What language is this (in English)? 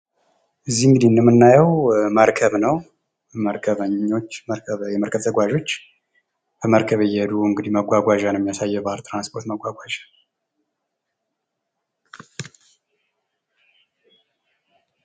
Amharic